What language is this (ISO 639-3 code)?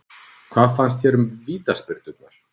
isl